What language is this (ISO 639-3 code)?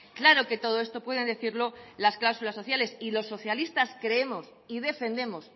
spa